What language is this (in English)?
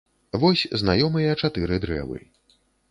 Belarusian